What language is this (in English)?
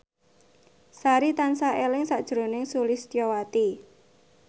Javanese